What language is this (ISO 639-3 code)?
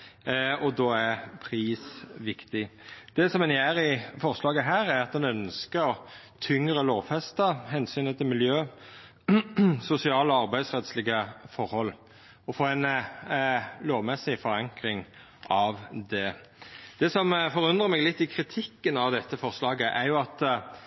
nno